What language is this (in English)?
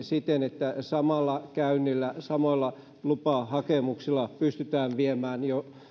Finnish